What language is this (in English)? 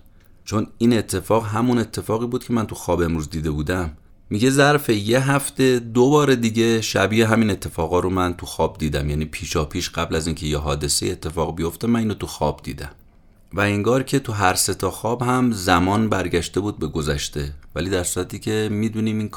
Persian